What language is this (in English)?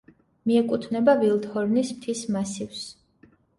Georgian